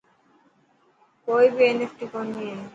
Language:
Dhatki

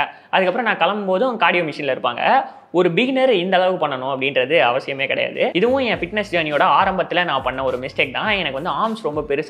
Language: Thai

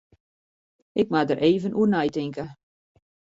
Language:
Western Frisian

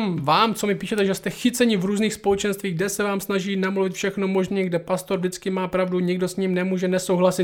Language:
Czech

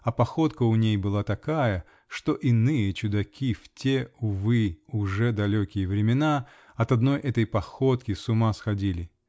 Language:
Russian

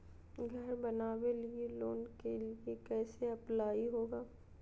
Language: Magahi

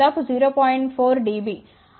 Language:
Telugu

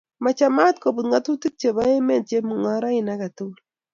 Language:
Kalenjin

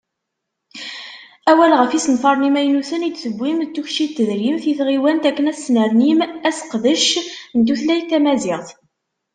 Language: Kabyle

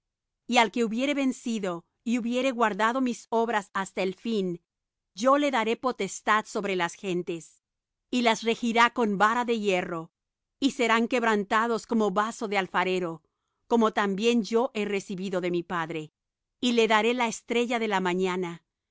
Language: Spanish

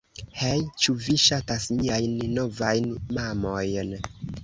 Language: Esperanto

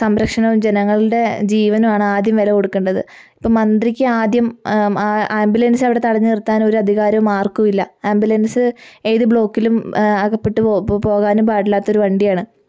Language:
Malayalam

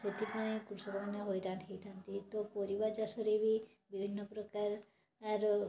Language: Odia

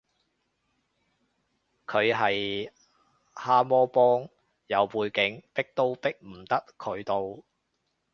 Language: Cantonese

